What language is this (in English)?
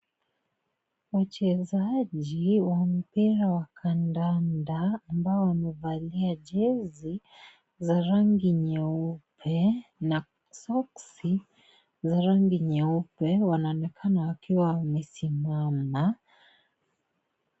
Swahili